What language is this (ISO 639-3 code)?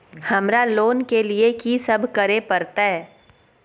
mai